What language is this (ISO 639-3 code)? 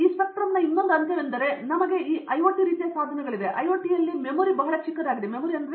kan